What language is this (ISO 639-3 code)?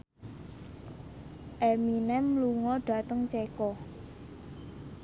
jav